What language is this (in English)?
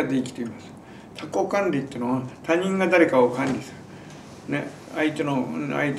Japanese